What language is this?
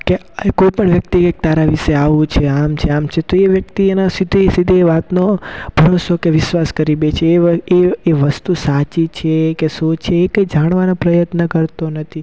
Gujarati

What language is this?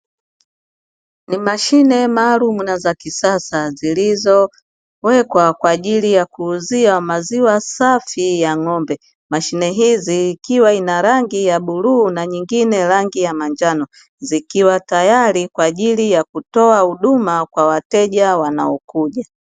Swahili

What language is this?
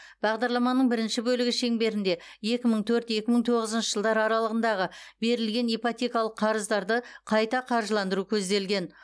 Kazakh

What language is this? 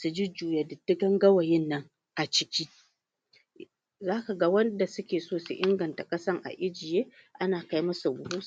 Hausa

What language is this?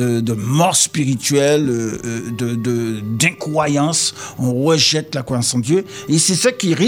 French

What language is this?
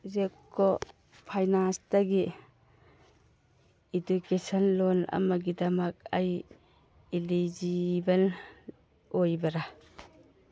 Manipuri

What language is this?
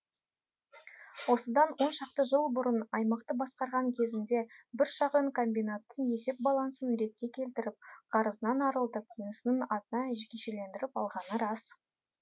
Kazakh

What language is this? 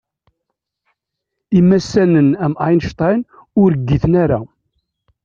Kabyle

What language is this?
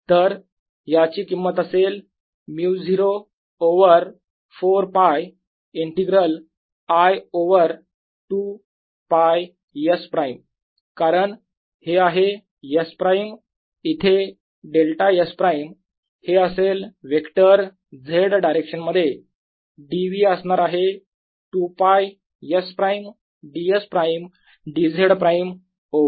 Marathi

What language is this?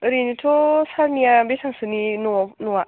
Bodo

